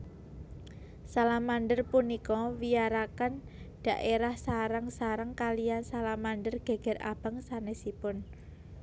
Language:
Javanese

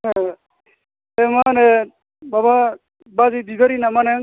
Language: Bodo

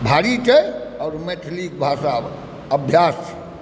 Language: Maithili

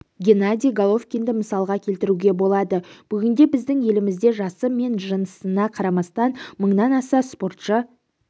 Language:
Kazakh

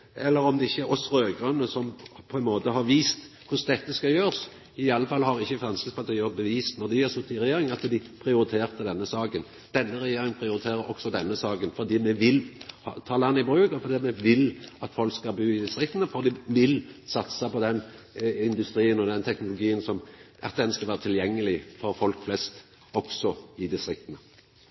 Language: Norwegian Nynorsk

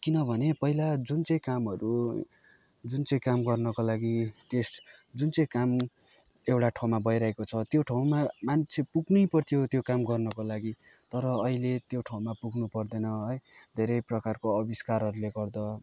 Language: Nepali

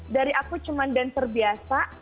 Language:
Indonesian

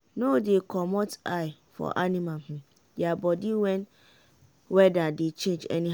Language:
Nigerian Pidgin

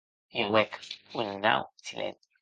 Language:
Occitan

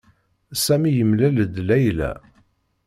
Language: Kabyle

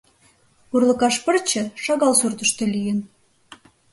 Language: Mari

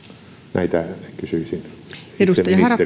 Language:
Finnish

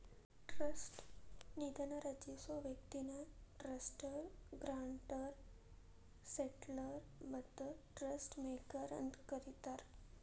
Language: Kannada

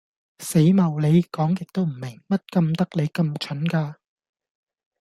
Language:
Cantonese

